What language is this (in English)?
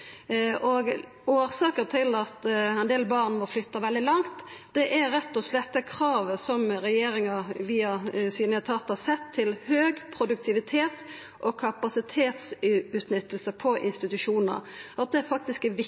Norwegian Nynorsk